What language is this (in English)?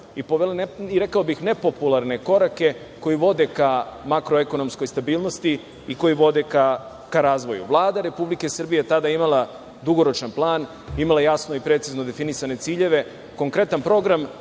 Serbian